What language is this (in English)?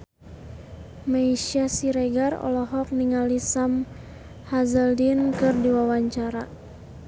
Sundanese